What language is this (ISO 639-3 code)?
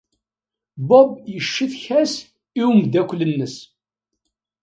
kab